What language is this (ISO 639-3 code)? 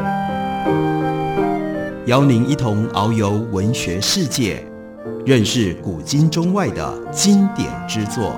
zho